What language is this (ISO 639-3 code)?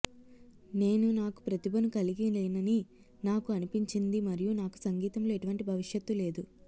tel